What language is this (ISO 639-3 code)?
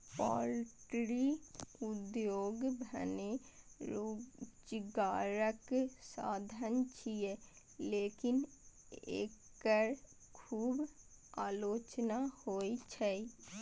mai